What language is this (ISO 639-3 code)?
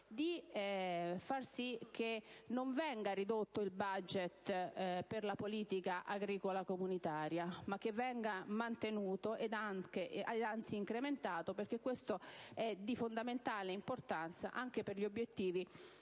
ita